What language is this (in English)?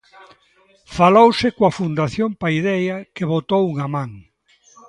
Galician